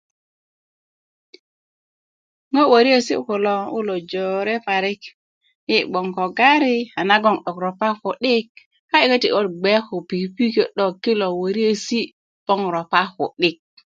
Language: Kuku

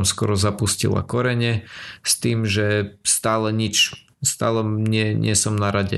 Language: Slovak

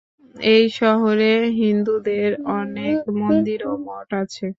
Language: Bangla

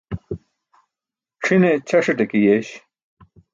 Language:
Burushaski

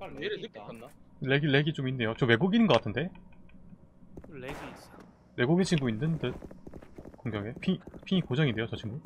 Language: Korean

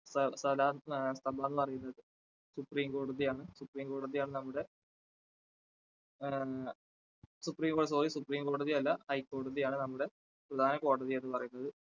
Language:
Malayalam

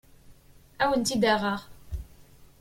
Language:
Kabyle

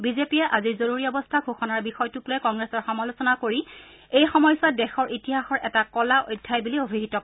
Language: Assamese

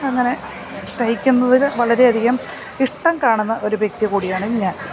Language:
Malayalam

